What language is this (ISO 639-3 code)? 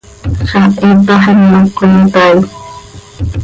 sei